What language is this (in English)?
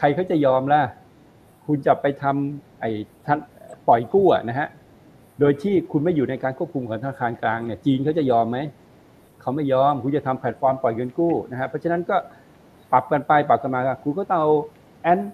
Thai